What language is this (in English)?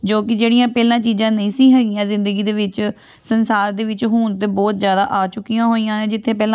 Punjabi